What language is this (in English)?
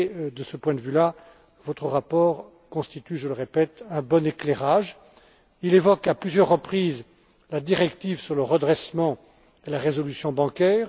French